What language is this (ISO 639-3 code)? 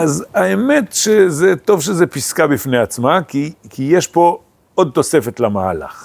heb